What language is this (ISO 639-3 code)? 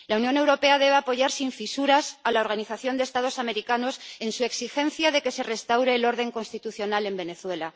spa